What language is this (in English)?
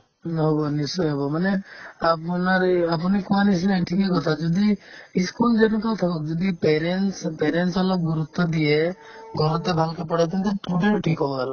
Assamese